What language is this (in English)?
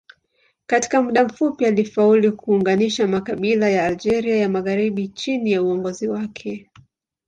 Swahili